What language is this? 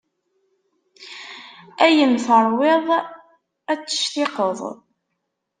Kabyle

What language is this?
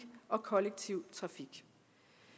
Danish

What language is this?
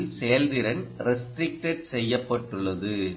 Tamil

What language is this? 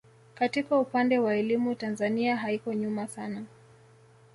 Swahili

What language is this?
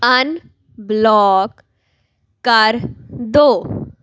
Punjabi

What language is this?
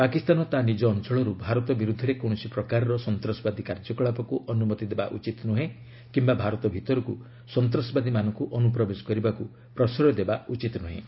Odia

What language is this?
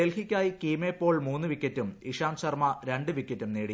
Malayalam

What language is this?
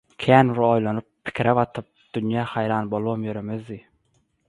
Turkmen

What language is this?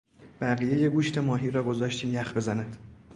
Persian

